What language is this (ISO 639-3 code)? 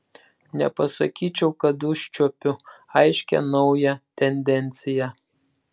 lit